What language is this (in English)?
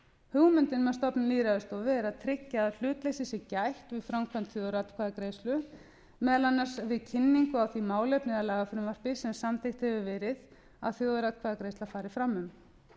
Icelandic